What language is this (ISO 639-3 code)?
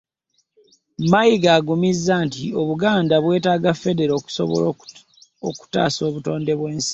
lug